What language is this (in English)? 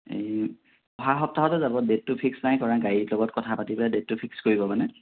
Assamese